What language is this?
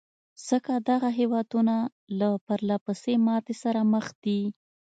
Pashto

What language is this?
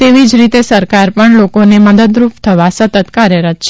Gujarati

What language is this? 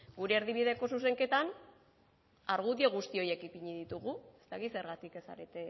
Basque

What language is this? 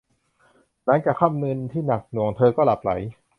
Thai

